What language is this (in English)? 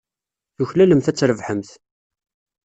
Kabyle